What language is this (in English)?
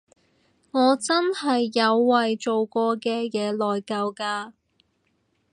Cantonese